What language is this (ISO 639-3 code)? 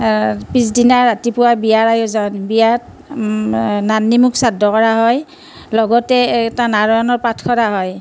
asm